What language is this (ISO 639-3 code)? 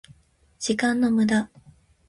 jpn